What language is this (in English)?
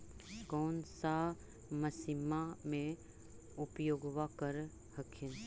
Magahi